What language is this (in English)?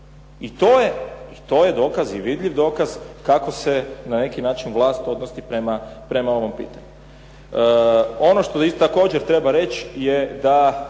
Croatian